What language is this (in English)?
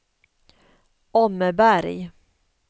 Swedish